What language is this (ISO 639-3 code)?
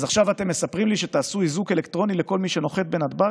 heb